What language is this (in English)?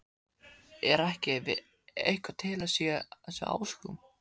Icelandic